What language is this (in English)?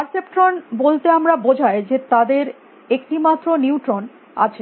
Bangla